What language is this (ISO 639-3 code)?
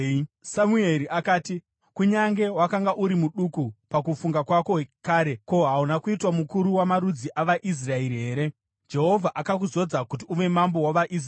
sna